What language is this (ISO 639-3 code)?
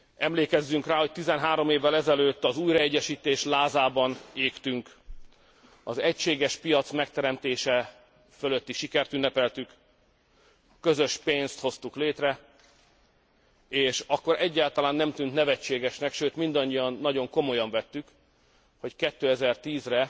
hun